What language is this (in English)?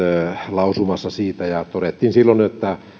Finnish